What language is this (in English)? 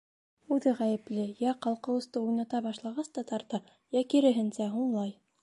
Bashkir